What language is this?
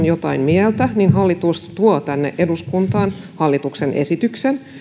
Finnish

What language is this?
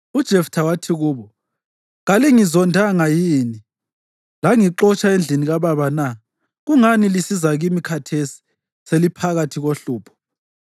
North Ndebele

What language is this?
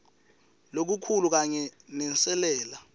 Swati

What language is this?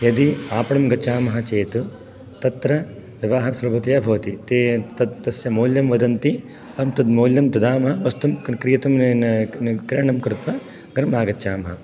Sanskrit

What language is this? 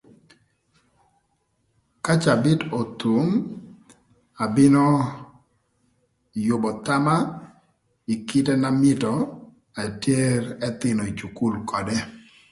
Thur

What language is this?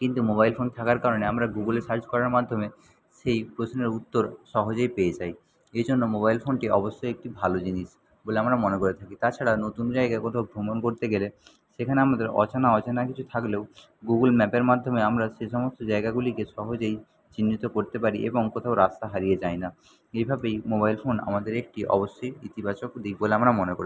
Bangla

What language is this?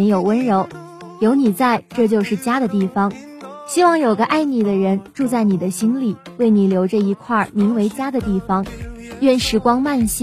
Chinese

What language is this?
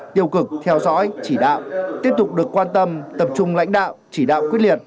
Vietnamese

